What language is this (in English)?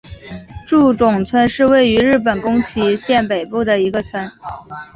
Chinese